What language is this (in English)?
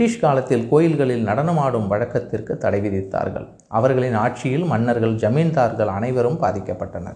Tamil